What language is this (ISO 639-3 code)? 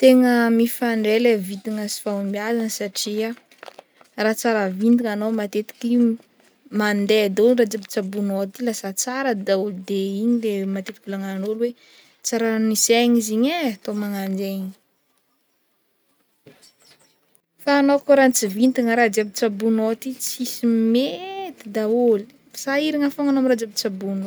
bmm